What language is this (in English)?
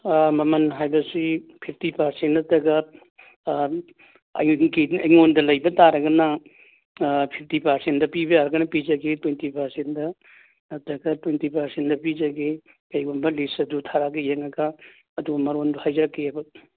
Manipuri